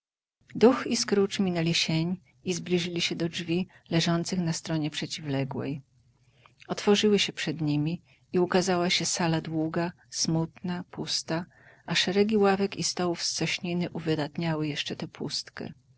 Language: Polish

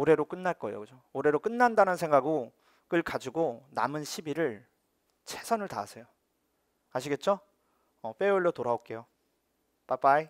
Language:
Korean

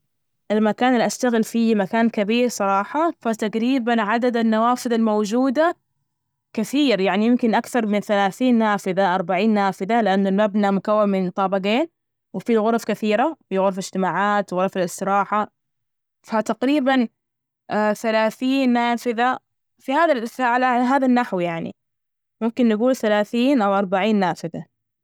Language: Najdi Arabic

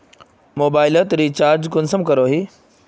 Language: Magahi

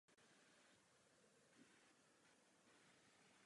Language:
Czech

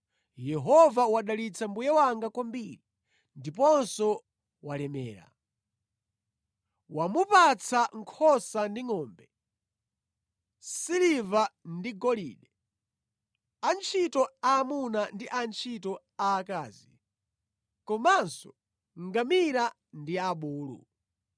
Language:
Nyanja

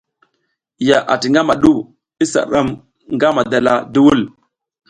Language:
South Giziga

